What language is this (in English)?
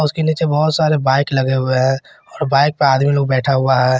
Hindi